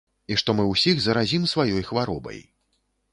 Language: Belarusian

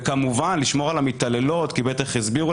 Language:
Hebrew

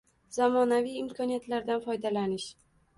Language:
Uzbek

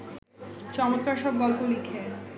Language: Bangla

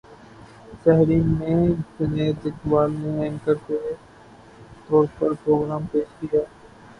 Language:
Urdu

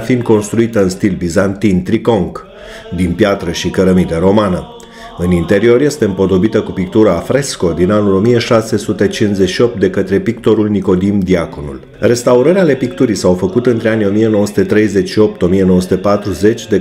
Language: Romanian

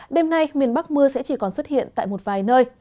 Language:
Vietnamese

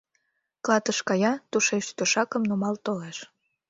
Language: Mari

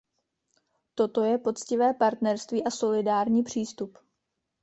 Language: Czech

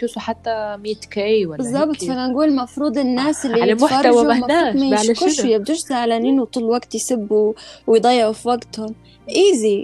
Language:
Arabic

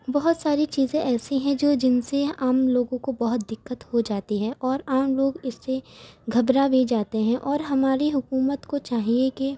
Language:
Urdu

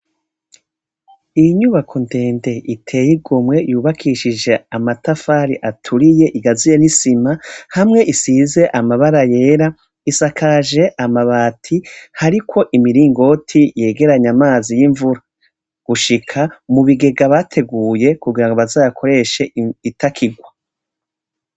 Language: Rundi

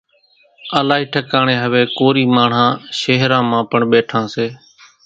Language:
Kachi Koli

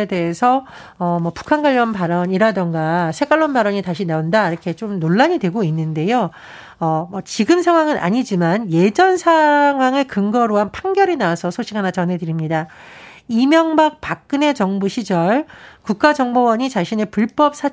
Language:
Korean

